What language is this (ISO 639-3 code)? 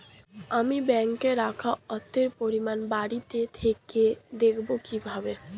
ben